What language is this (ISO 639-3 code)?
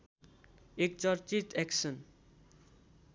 nep